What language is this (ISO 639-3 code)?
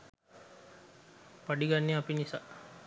sin